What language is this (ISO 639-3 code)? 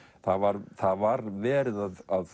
isl